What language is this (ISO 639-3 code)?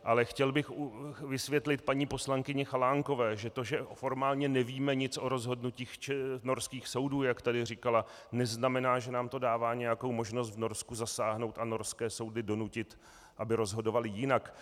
ces